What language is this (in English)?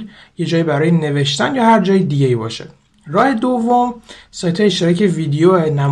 Persian